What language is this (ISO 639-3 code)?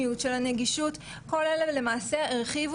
heb